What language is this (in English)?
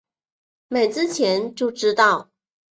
Chinese